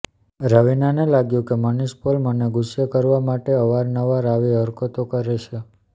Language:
Gujarati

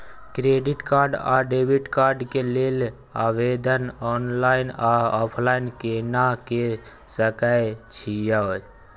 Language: Maithili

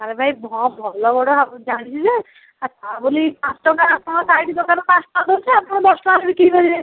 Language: Odia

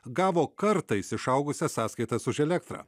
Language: Lithuanian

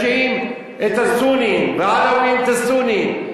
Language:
Hebrew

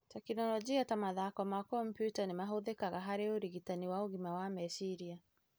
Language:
Kikuyu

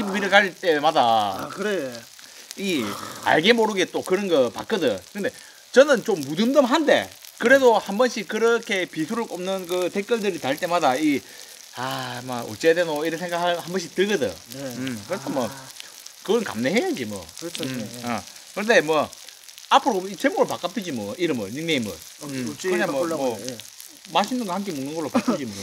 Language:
Korean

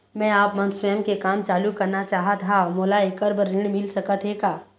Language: Chhattisgarhi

